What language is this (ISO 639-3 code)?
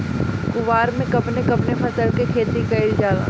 bho